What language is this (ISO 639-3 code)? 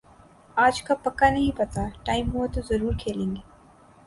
urd